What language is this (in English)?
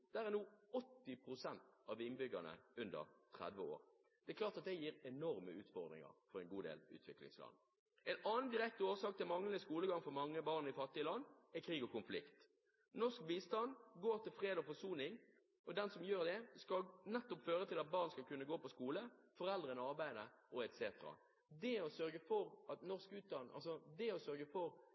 Norwegian Bokmål